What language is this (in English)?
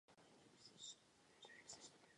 Czech